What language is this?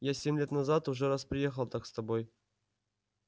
Russian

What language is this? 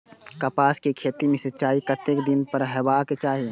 Maithili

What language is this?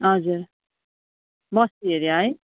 Nepali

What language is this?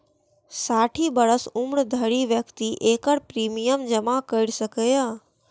Maithili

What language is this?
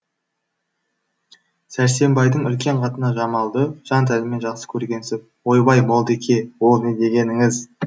Kazakh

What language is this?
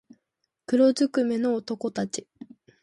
Japanese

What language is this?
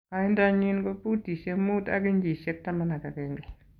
Kalenjin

